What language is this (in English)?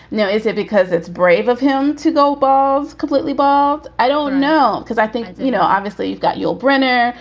English